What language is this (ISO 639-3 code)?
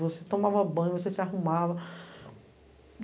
por